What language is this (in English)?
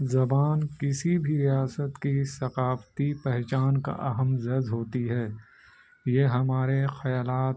Urdu